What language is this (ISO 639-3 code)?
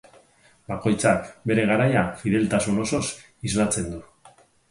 eus